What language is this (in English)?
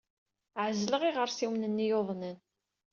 Kabyle